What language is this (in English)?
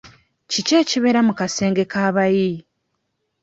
Ganda